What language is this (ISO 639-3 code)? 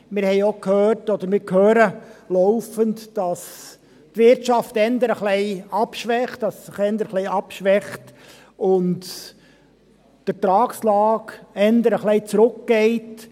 gsw